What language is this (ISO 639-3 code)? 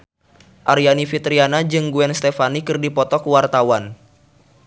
sun